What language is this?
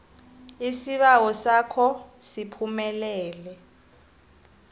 South Ndebele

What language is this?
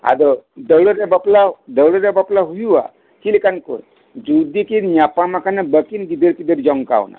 Santali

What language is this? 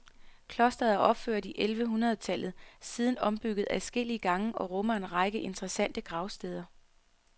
Danish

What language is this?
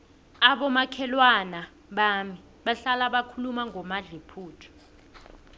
South Ndebele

